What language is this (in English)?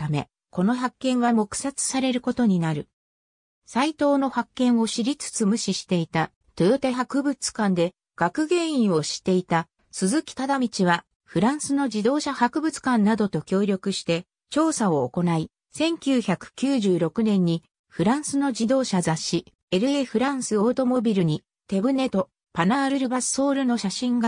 Japanese